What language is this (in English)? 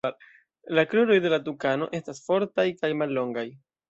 Esperanto